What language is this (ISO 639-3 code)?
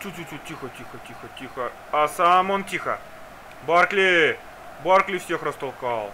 rus